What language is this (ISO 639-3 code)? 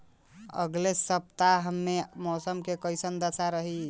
bho